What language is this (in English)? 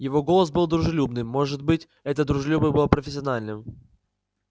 Russian